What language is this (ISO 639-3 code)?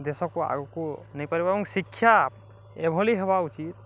ori